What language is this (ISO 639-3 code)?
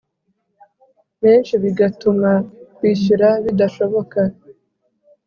kin